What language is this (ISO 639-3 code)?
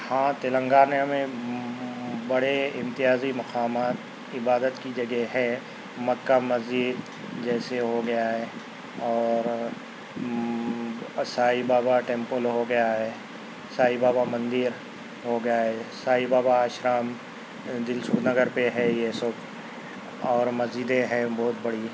urd